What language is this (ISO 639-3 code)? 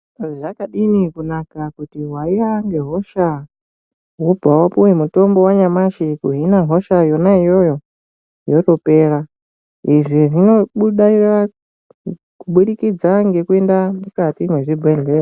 ndc